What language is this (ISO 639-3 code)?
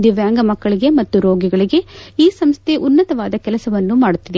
kan